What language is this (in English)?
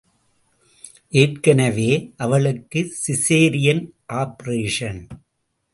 Tamil